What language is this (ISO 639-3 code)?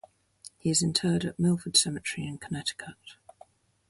eng